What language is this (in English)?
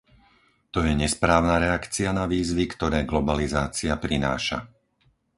Slovak